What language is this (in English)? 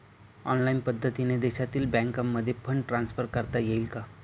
Marathi